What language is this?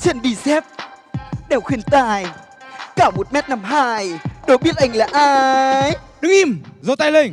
Vietnamese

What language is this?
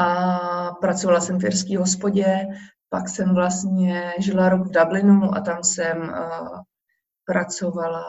Czech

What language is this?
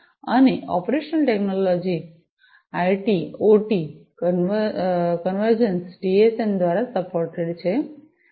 Gujarati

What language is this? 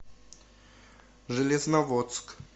Russian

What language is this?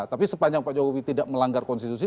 Indonesian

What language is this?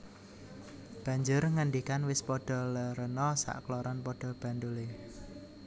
Javanese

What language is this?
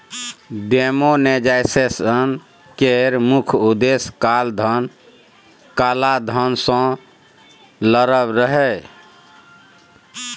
Maithili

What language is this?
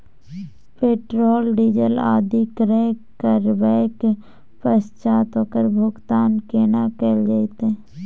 Maithili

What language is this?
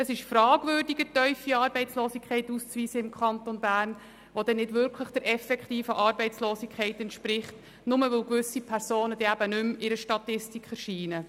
Swiss German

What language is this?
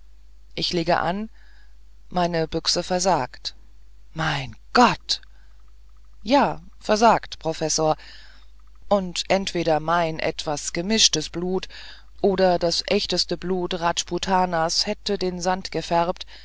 German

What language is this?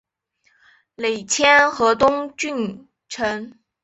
Chinese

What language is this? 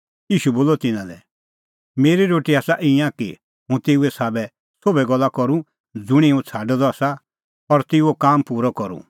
Kullu Pahari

